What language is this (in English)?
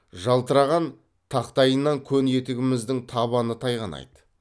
Kazakh